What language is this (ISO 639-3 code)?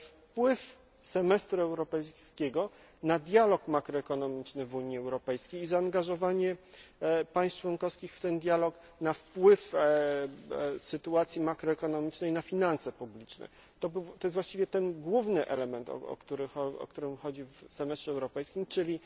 pol